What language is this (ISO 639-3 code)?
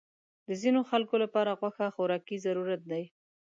pus